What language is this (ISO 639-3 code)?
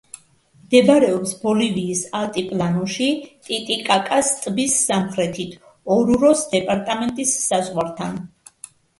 kat